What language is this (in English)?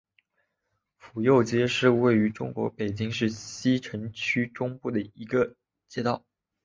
Chinese